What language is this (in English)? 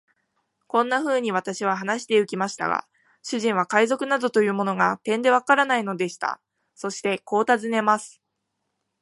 Japanese